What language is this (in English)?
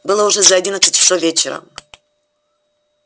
Russian